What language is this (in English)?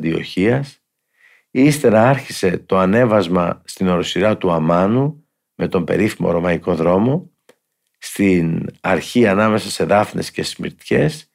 Greek